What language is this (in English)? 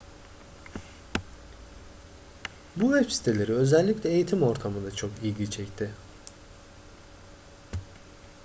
Turkish